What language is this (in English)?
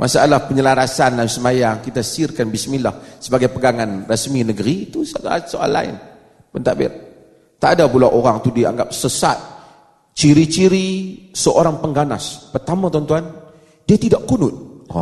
Malay